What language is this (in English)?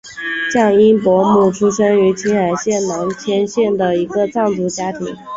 Chinese